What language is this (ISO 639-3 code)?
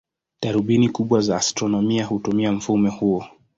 swa